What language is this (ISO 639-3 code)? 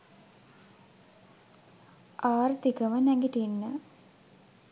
sin